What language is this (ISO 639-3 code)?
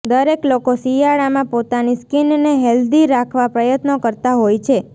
guj